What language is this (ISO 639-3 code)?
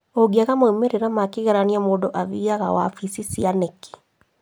kik